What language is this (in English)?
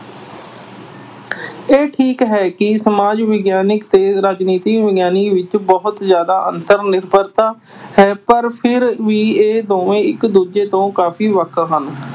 Punjabi